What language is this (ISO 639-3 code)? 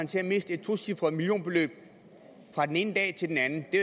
dan